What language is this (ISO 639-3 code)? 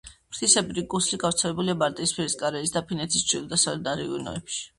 kat